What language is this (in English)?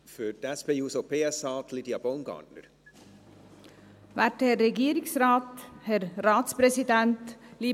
Swiss German